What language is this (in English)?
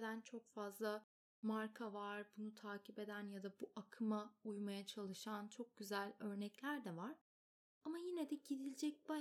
Turkish